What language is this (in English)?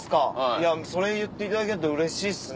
Japanese